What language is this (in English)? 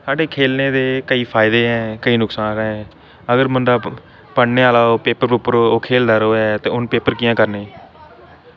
Dogri